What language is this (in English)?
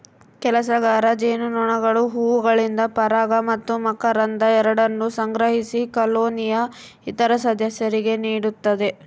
Kannada